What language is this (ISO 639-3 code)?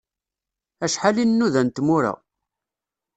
kab